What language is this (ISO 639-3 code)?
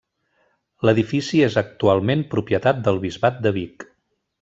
cat